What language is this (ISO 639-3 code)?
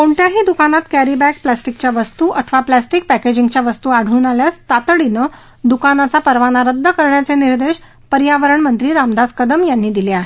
mar